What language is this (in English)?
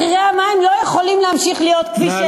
Hebrew